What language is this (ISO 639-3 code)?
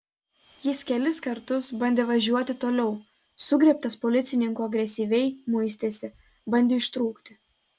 lit